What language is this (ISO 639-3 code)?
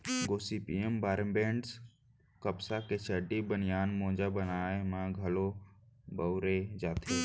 hne